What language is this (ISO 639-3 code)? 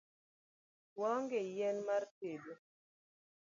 luo